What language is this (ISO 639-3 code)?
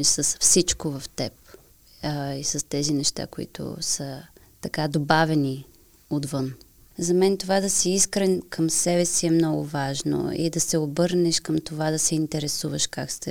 bul